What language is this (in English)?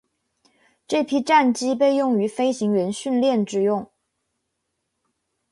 Chinese